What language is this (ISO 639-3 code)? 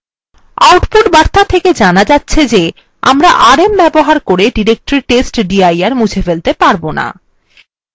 ben